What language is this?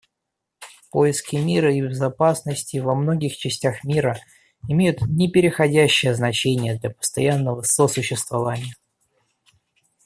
Russian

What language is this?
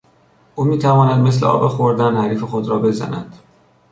Persian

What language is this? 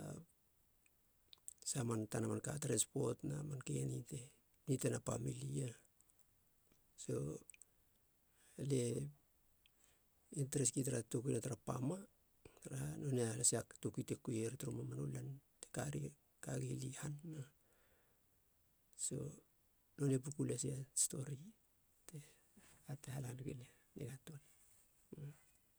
Halia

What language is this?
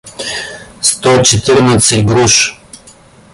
Russian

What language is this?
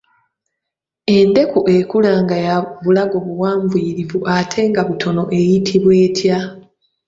Ganda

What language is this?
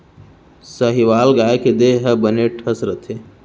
Chhattisgarhi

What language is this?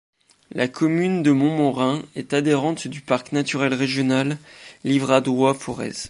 French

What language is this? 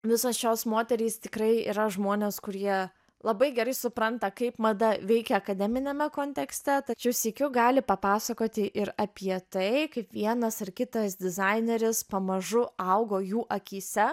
Lithuanian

